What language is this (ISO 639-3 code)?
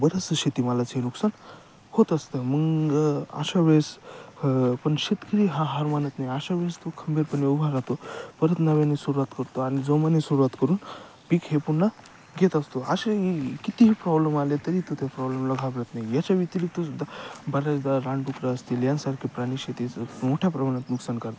mar